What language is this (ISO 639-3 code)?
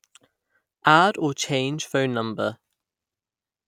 eng